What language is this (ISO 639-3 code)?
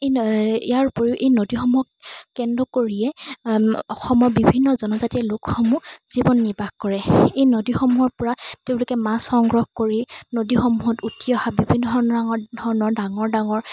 asm